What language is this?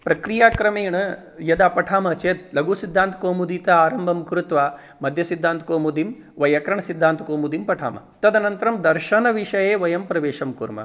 Sanskrit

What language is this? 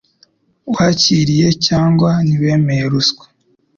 Kinyarwanda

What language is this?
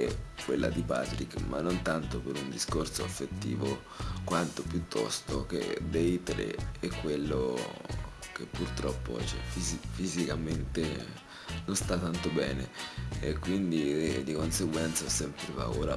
Italian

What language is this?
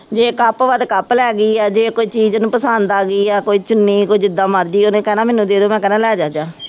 Punjabi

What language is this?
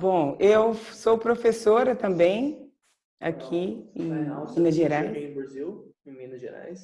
Portuguese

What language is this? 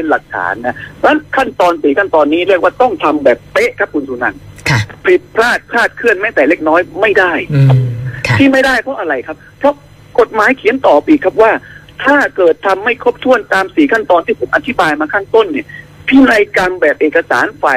Thai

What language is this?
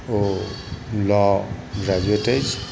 Maithili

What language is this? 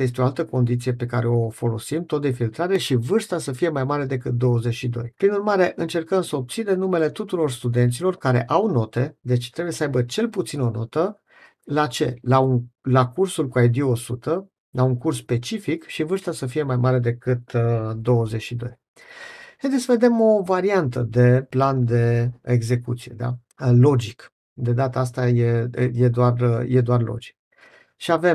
Romanian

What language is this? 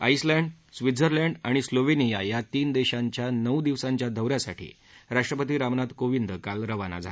Marathi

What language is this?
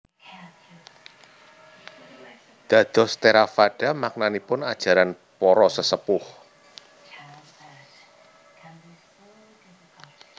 Javanese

